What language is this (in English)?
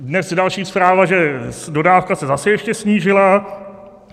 Czech